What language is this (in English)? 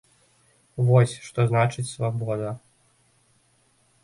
Belarusian